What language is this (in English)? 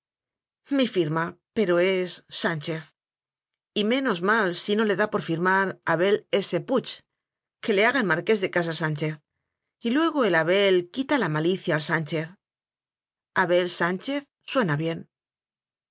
Spanish